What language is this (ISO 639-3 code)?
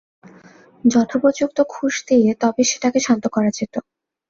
ben